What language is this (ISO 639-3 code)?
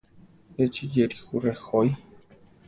tar